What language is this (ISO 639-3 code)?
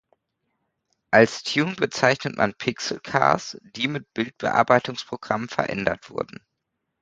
deu